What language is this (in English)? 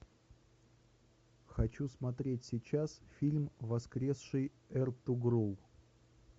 Russian